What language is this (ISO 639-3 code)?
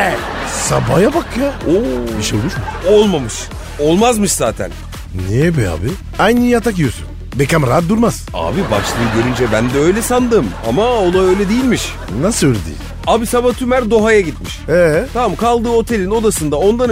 tur